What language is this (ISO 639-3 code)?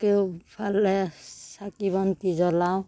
asm